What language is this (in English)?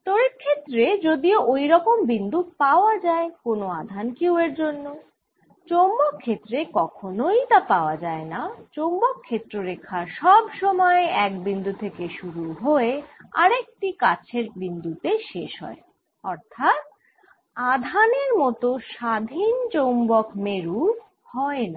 Bangla